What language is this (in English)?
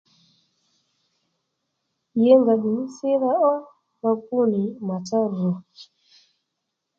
Lendu